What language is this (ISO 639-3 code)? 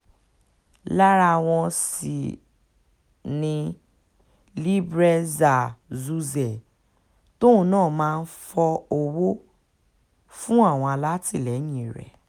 yor